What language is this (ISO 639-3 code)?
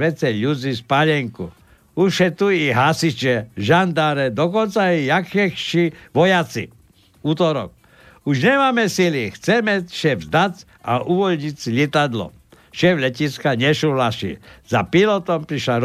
slk